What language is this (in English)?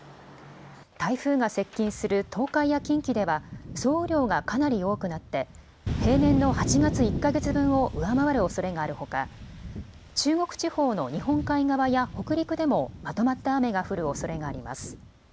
Japanese